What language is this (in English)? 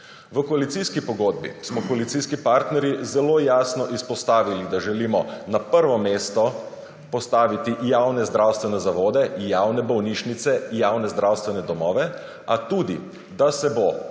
Slovenian